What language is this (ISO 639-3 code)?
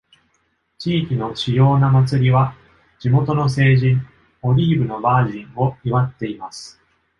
jpn